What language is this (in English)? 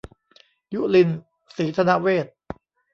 Thai